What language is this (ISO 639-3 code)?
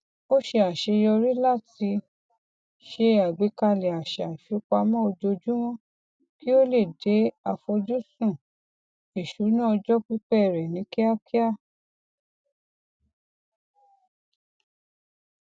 yor